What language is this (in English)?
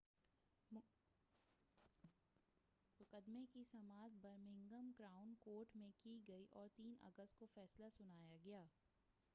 Urdu